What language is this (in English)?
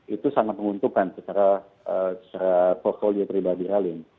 Indonesian